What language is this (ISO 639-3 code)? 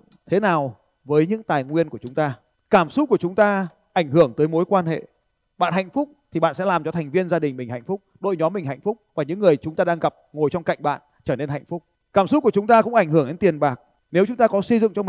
vie